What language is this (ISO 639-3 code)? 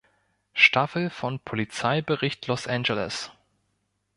deu